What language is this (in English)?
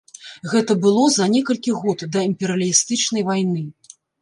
Belarusian